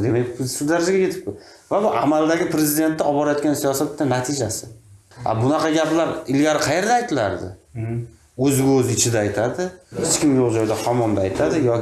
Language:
Uzbek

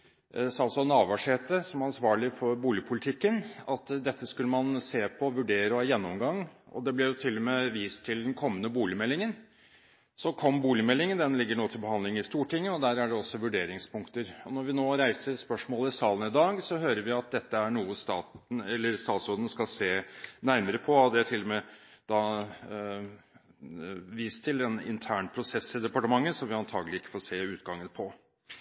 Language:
Norwegian Bokmål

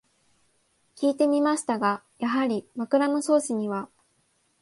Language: Japanese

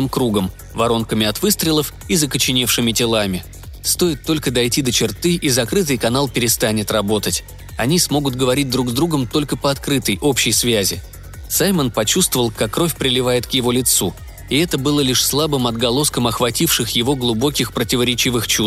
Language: Russian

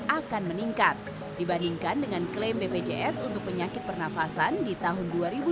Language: Indonesian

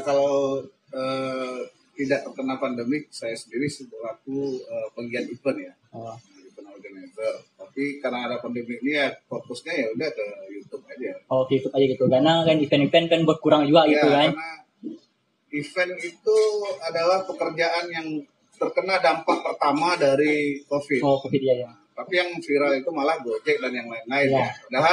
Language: Indonesian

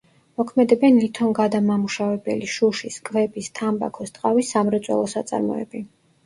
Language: Georgian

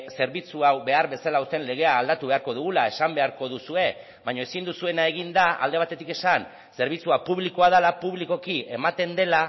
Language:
Basque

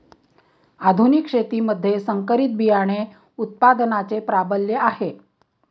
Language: Marathi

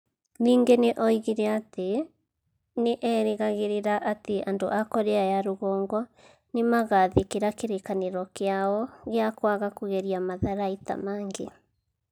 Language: Kikuyu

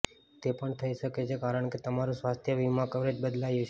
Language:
Gujarati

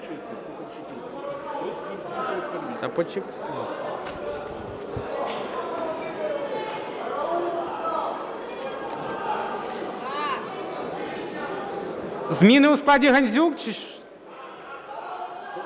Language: Ukrainian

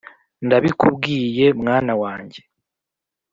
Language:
Kinyarwanda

